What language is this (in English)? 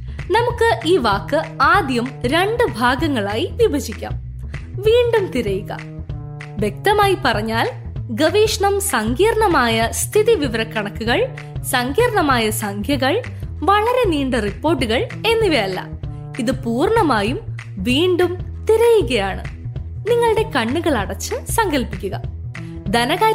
Malayalam